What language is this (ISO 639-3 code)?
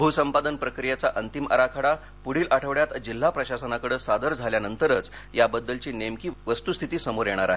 mar